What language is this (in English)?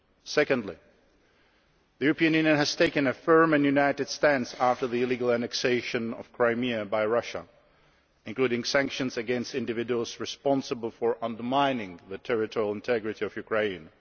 English